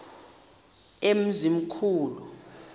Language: Xhosa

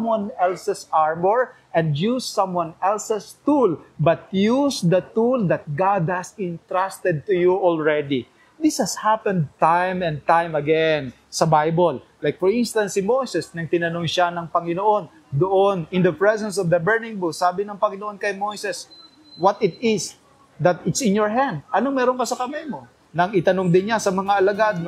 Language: Filipino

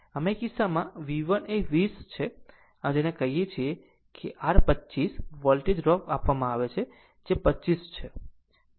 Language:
Gujarati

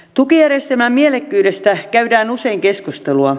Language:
Finnish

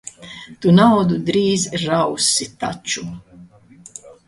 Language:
Latvian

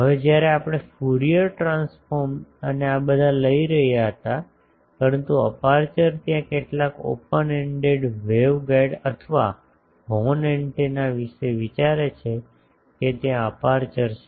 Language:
Gujarati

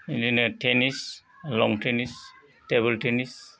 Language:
Bodo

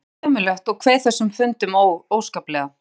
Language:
Icelandic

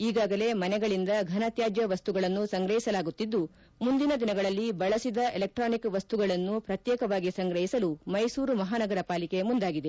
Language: Kannada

